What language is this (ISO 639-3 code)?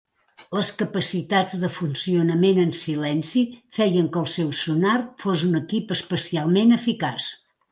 cat